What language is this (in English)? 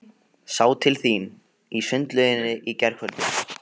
Icelandic